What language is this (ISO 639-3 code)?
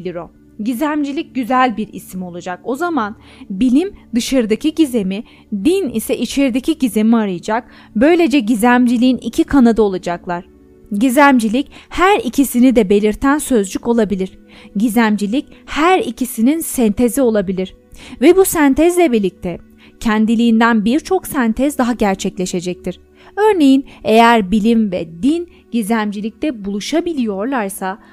tur